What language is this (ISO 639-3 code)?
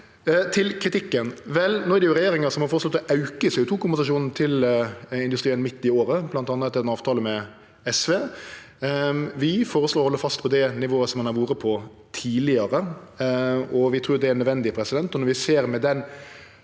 nor